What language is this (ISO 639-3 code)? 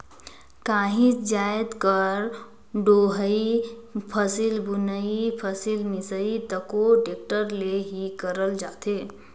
hne